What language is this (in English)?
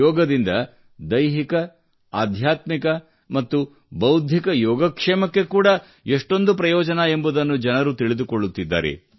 Kannada